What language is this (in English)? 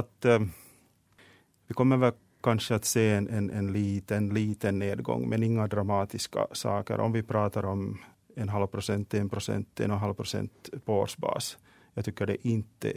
Swedish